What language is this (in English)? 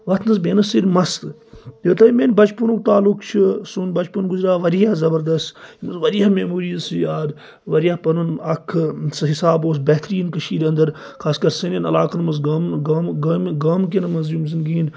Kashmiri